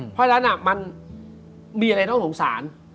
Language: Thai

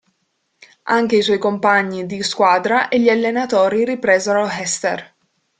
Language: Italian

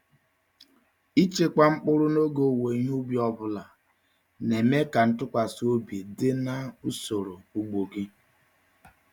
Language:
Igbo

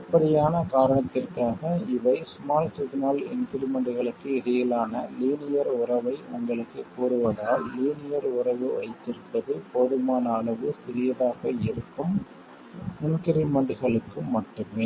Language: Tamil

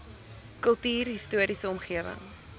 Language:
Afrikaans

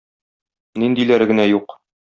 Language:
Tatar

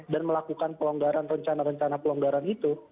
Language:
Indonesian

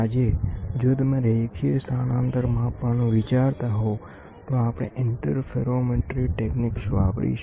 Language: Gujarati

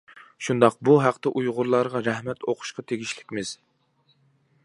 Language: Uyghur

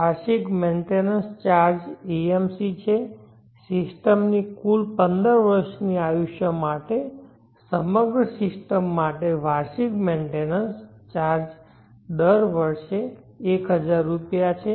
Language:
Gujarati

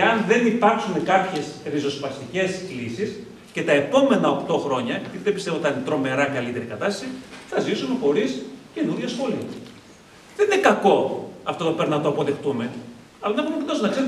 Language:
Greek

